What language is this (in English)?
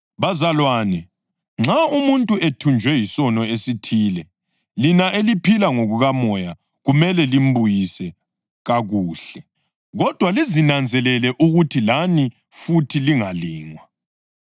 North Ndebele